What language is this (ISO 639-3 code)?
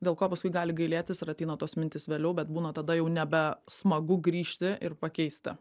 lit